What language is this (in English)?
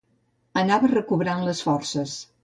Catalan